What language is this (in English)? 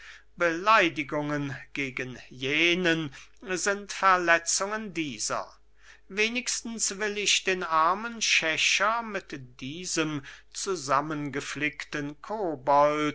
German